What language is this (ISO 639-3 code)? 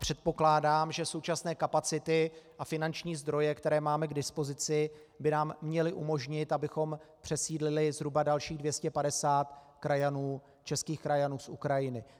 ces